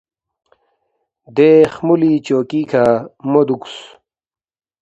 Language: Balti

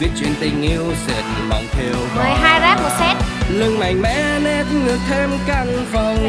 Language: Vietnamese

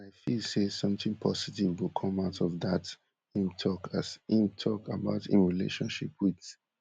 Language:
Nigerian Pidgin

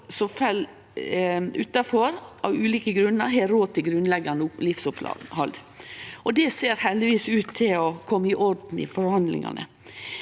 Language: Norwegian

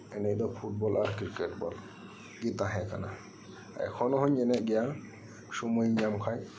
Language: Santali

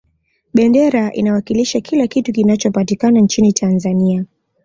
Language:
Swahili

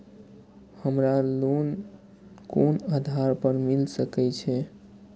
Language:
Maithili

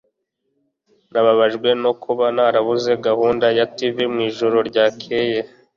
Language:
Kinyarwanda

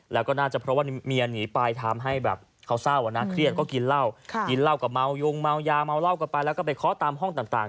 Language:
Thai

